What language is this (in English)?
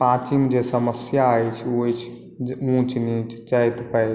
Maithili